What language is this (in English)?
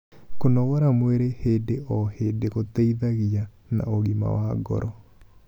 Kikuyu